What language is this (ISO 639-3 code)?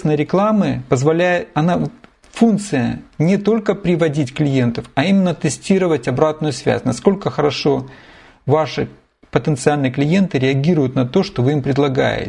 rus